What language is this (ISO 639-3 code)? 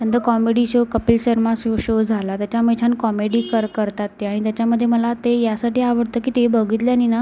mar